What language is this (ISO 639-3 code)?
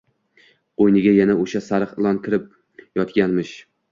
uzb